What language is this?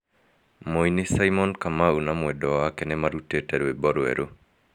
Kikuyu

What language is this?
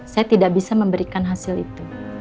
Indonesian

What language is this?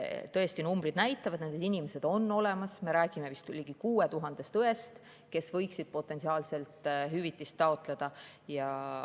Estonian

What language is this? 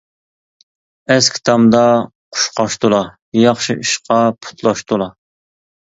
Uyghur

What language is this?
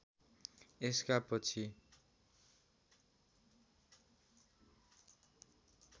Nepali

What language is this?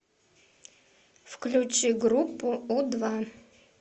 Russian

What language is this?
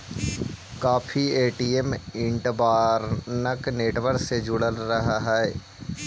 Magahi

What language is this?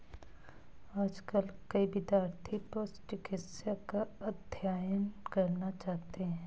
Hindi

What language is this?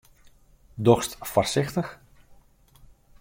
Western Frisian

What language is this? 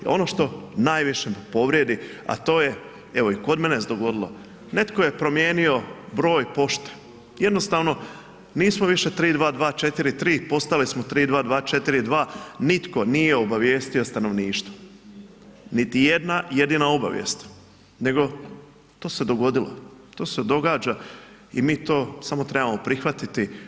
Croatian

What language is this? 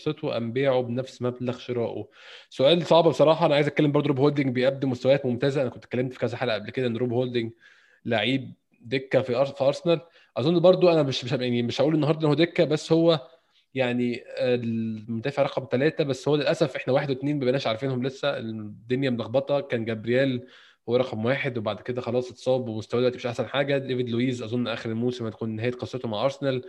Arabic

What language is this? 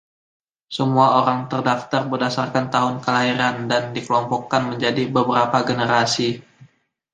Indonesian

